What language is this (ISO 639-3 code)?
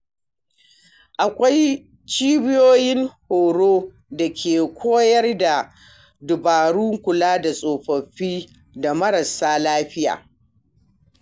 hau